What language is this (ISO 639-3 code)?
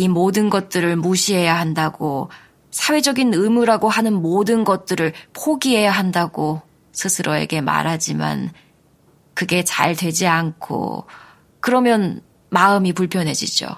kor